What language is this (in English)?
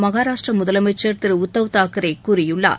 Tamil